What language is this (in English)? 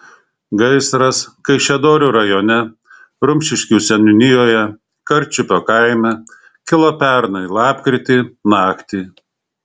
Lithuanian